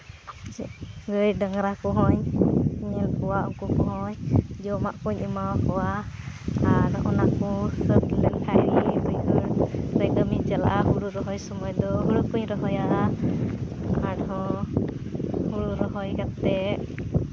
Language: Santali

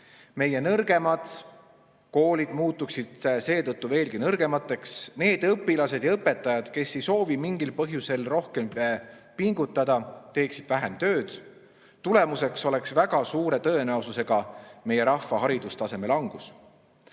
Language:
Estonian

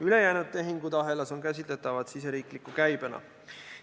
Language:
Estonian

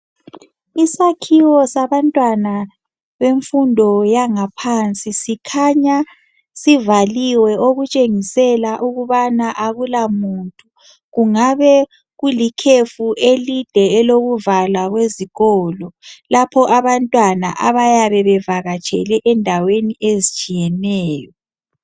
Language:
North Ndebele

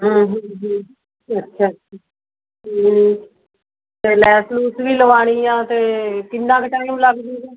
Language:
Punjabi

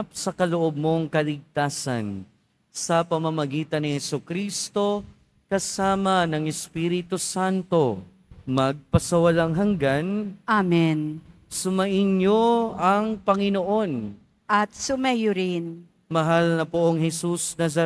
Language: Filipino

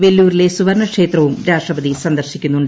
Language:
Malayalam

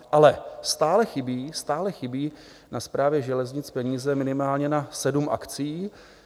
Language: Czech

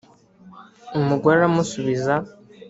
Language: Kinyarwanda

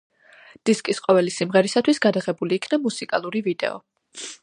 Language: Georgian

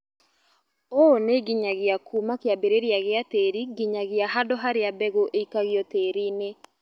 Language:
Kikuyu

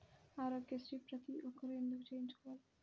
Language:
Telugu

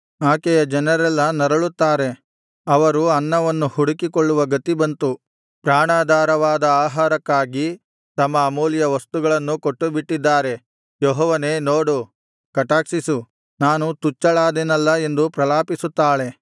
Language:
Kannada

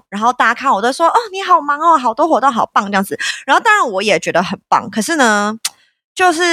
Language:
Chinese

